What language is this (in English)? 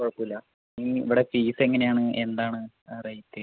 Malayalam